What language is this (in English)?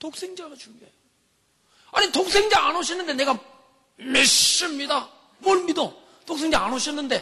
Korean